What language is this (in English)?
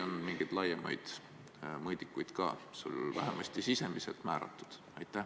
Estonian